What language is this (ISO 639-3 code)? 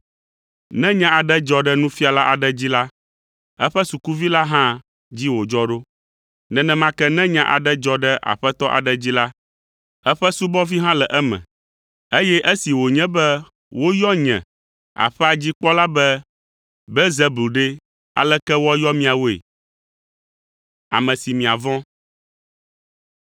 ewe